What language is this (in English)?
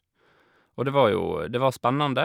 Norwegian